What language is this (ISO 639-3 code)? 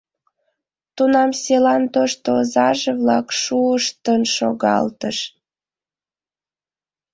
chm